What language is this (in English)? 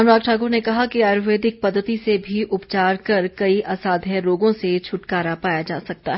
Hindi